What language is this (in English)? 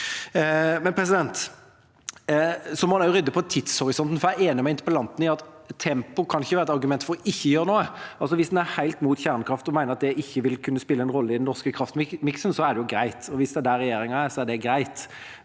Norwegian